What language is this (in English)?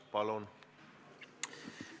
Estonian